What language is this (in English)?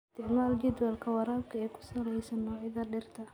Somali